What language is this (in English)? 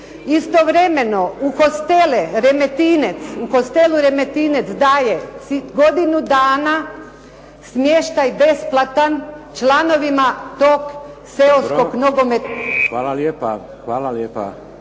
Croatian